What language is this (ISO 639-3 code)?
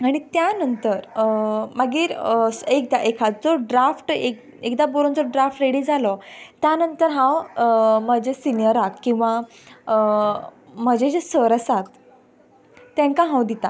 kok